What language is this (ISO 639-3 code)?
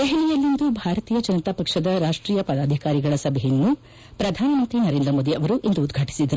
kan